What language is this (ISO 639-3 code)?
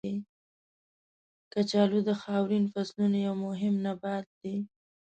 pus